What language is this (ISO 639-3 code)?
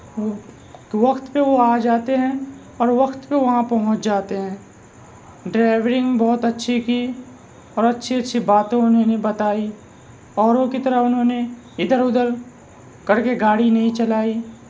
urd